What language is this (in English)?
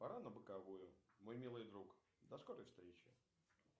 Russian